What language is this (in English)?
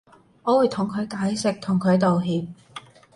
Cantonese